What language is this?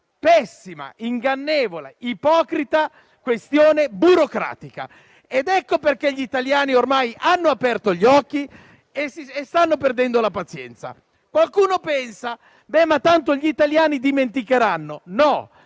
Italian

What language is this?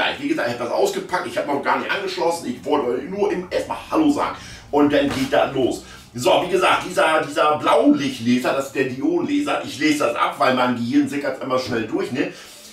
German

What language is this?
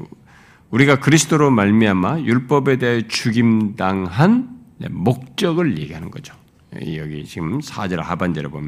Korean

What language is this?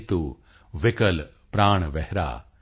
Punjabi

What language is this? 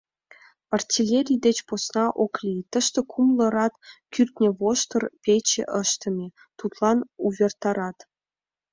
Mari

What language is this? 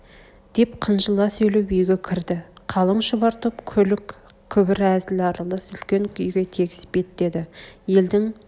Kazakh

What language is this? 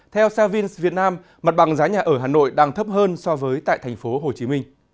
Vietnamese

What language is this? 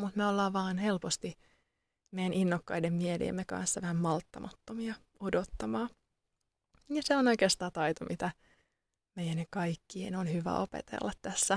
Finnish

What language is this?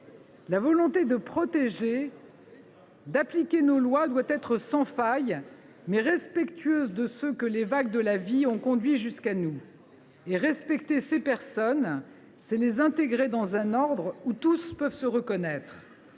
French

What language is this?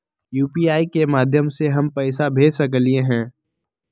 Magahi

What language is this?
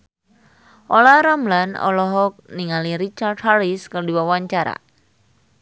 Sundanese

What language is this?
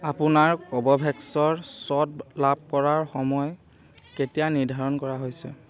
Assamese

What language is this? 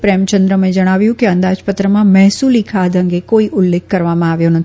Gujarati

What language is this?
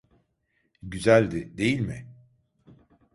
Turkish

